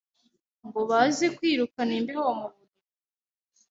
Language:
Kinyarwanda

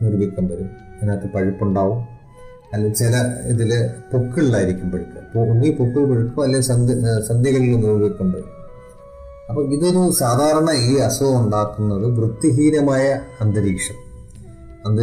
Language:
Malayalam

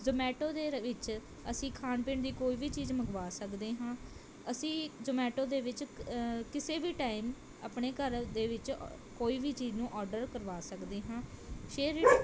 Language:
Punjabi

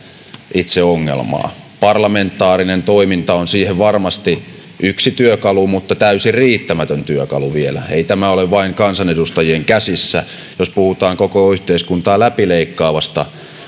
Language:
Finnish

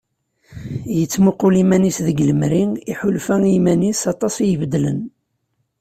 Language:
Kabyle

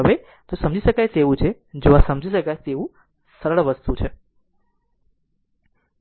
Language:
Gujarati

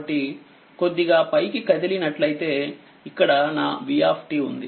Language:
Telugu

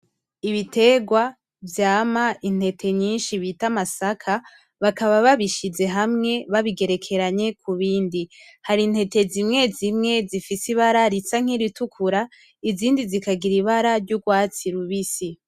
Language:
Rundi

